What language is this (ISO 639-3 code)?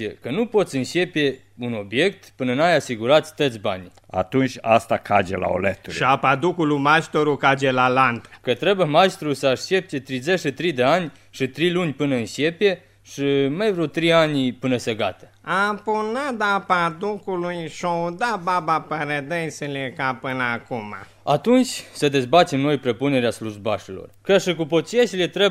ron